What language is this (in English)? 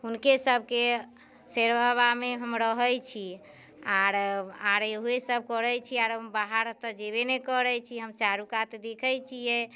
Maithili